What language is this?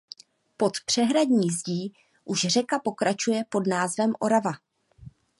Czech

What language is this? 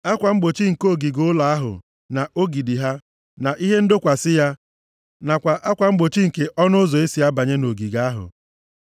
Igbo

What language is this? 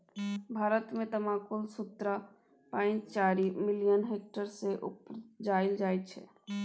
Maithili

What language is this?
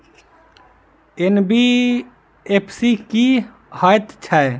Maithili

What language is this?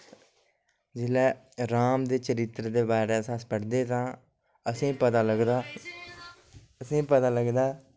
Dogri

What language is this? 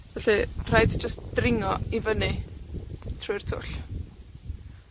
Welsh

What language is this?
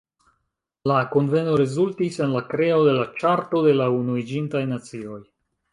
Esperanto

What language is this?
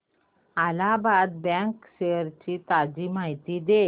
Marathi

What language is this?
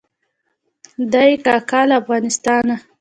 Pashto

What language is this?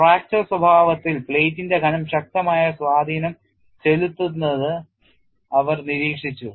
Malayalam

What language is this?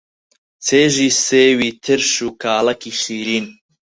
Central Kurdish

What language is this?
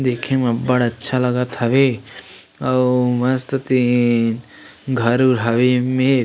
Chhattisgarhi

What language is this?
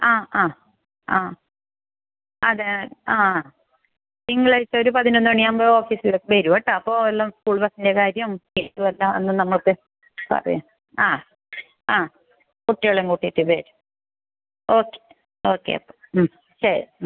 Malayalam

